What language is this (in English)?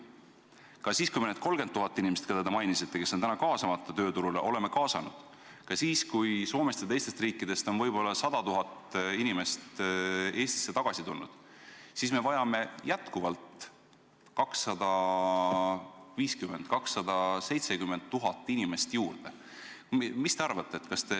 Estonian